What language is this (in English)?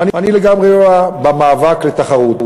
Hebrew